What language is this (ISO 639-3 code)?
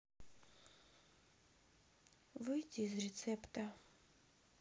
rus